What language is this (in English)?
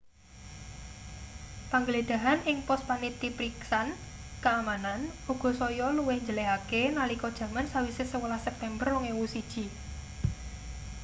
Javanese